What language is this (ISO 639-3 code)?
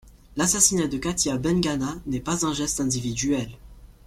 fra